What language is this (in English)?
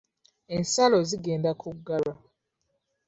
Ganda